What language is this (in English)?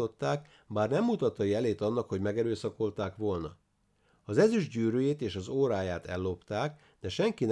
Hungarian